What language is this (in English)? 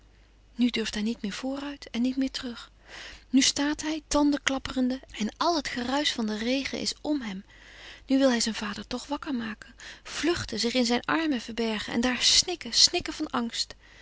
Dutch